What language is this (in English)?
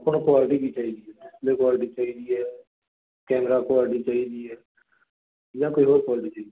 Punjabi